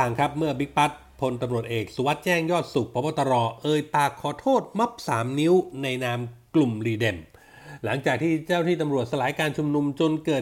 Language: Thai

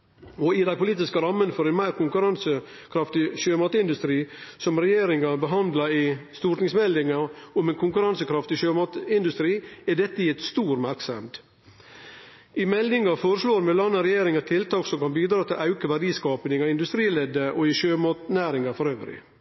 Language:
Norwegian Nynorsk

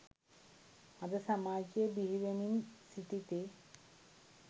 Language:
Sinhala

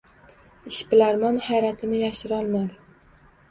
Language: Uzbek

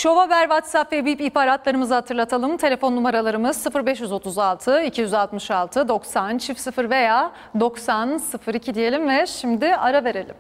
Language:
Turkish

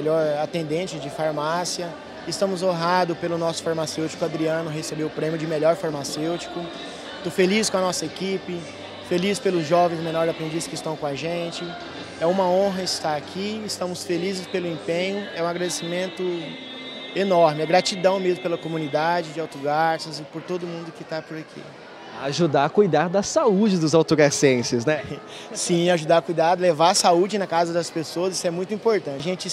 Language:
Portuguese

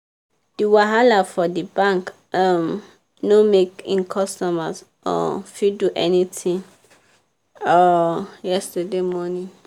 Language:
Nigerian Pidgin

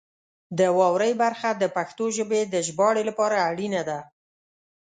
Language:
Pashto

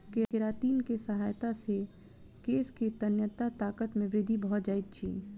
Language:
Maithili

